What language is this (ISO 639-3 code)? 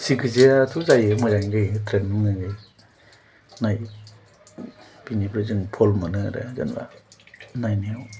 brx